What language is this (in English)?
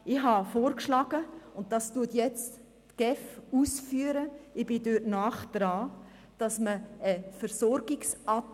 Swiss German